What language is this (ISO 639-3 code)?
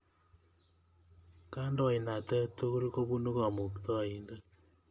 kln